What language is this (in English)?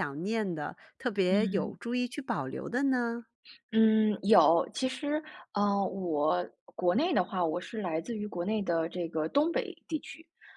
Chinese